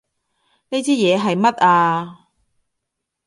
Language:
Cantonese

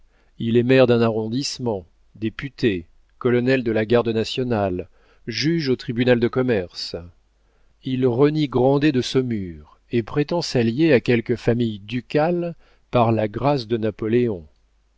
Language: French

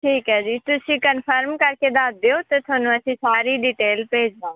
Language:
Punjabi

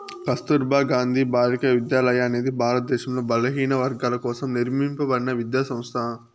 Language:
Telugu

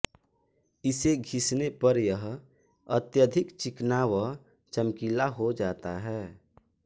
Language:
Hindi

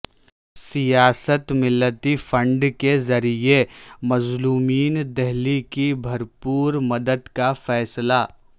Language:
Urdu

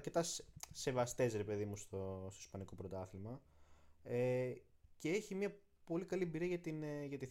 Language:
Greek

